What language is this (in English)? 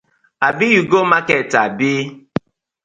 Nigerian Pidgin